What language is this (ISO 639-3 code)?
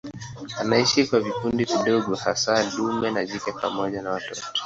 swa